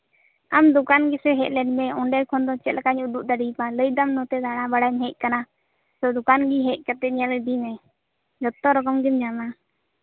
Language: Santali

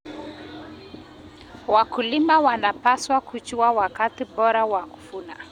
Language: Kalenjin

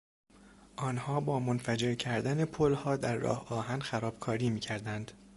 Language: Persian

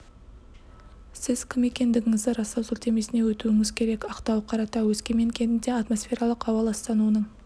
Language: Kazakh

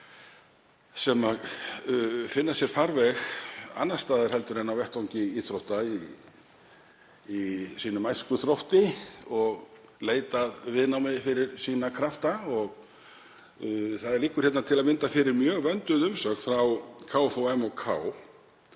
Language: Icelandic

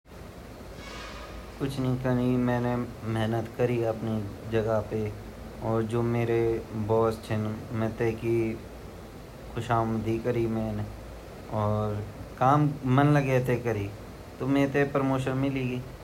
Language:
Garhwali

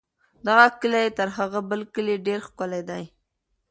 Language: Pashto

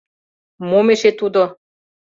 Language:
Mari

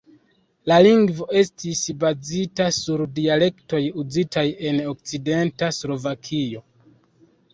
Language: Esperanto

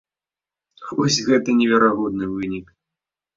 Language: Belarusian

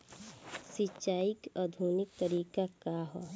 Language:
Bhojpuri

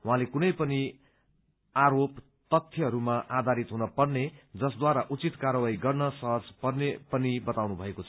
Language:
Nepali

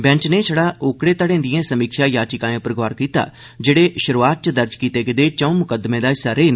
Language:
Dogri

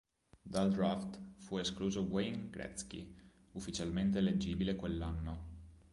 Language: Italian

